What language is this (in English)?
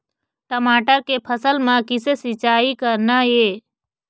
Chhattisgarhi